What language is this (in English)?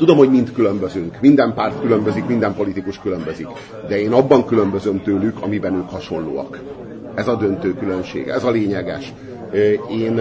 Hungarian